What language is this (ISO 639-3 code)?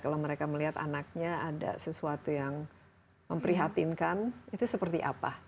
ind